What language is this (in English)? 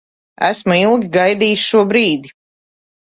Latvian